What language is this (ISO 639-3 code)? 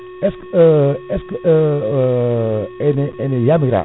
ful